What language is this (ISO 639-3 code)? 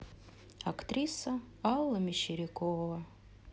rus